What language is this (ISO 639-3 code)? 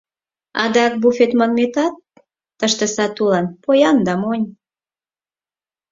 chm